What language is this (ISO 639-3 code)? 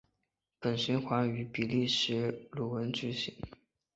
zho